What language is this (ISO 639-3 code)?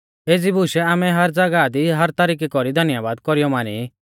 bfz